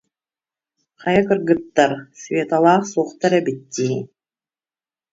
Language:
Yakut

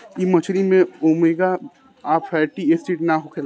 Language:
Bhojpuri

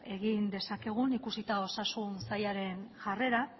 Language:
Basque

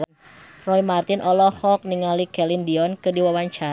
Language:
Sundanese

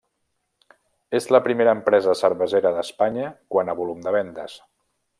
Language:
Catalan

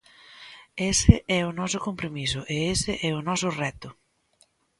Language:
Galician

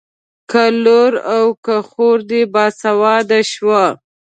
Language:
Pashto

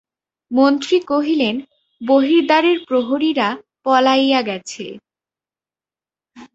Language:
Bangla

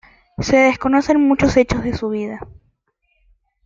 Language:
Spanish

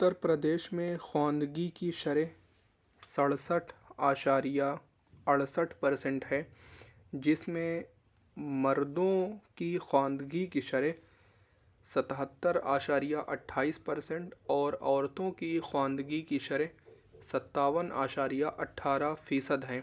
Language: Urdu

